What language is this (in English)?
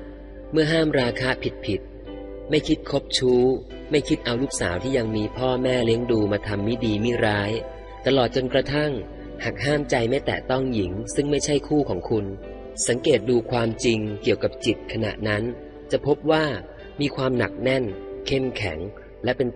Thai